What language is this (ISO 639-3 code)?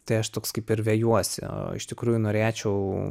lit